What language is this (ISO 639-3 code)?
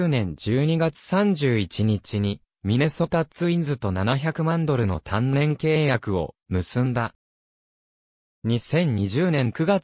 jpn